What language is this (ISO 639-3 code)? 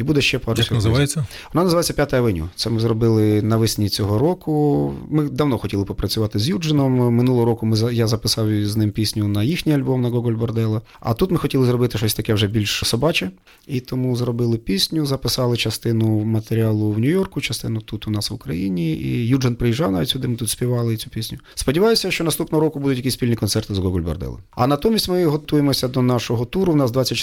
ukr